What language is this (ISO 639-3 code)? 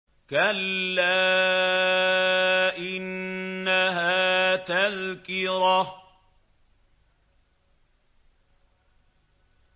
ara